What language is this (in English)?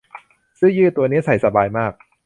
Thai